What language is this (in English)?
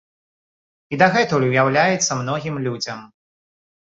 Belarusian